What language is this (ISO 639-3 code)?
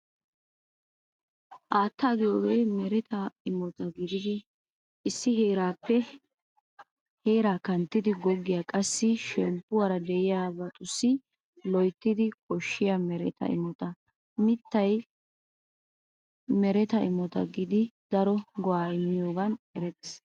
wal